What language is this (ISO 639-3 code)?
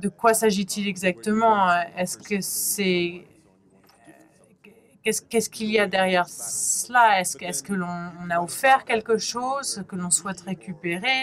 fra